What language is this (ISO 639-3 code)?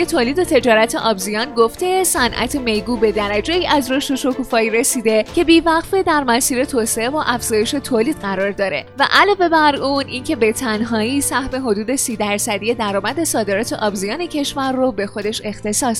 fas